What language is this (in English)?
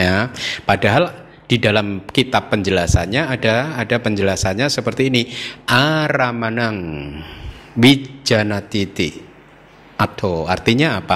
Indonesian